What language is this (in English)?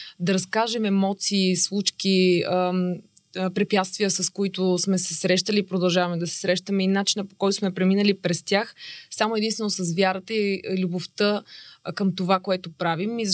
Bulgarian